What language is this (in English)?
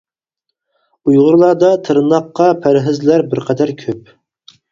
Uyghur